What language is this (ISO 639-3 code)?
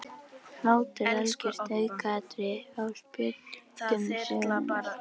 isl